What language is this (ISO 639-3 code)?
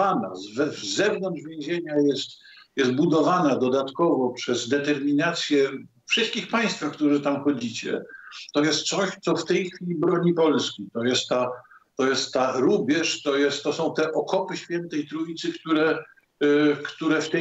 pol